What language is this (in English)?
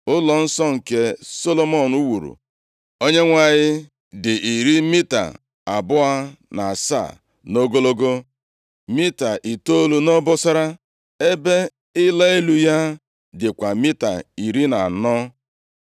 Igbo